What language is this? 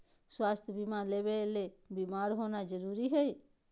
Magahi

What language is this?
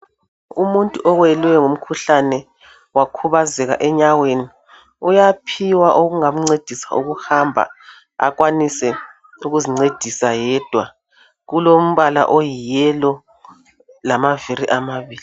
North Ndebele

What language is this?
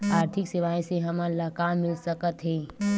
Chhattisgarhi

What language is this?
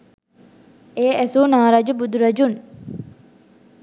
Sinhala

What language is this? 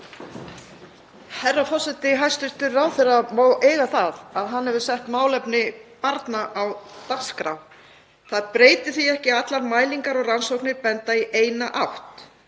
Icelandic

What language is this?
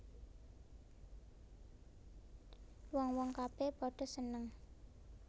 Javanese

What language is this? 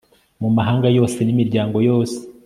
Kinyarwanda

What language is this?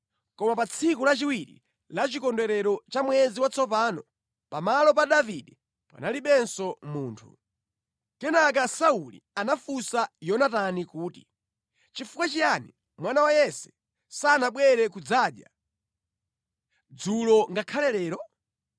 Nyanja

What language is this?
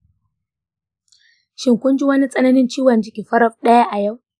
Hausa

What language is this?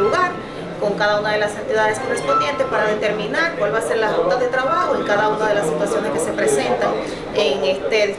Spanish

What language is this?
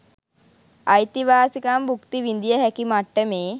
Sinhala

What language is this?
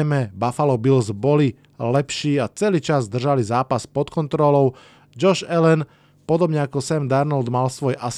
Slovak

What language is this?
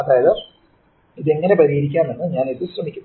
Malayalam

